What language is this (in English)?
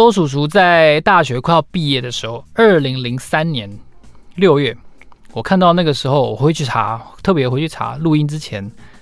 Chinese